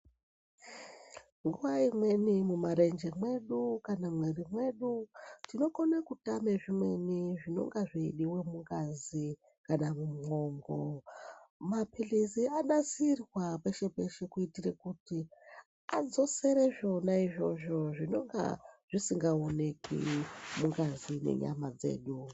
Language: Ndau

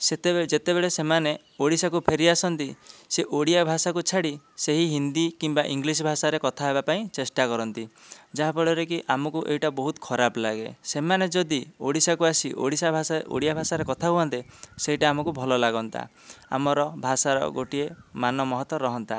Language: Odia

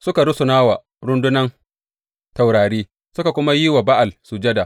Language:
Hausa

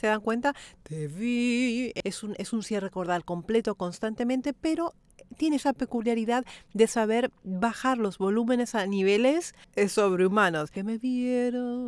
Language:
Spanish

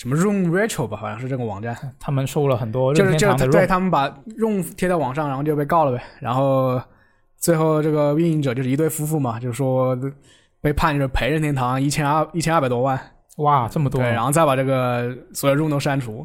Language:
Chinese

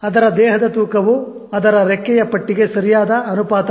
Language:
Kannada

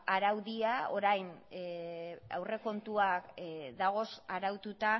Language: Basque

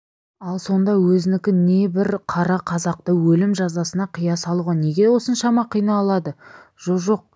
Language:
Kazakh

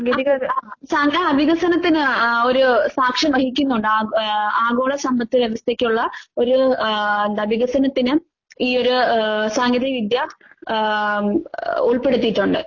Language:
Malayalam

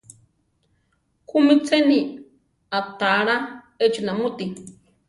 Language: Central Tarahumara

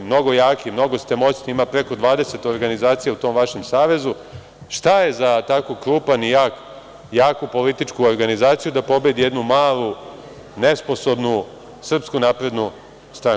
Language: Serbian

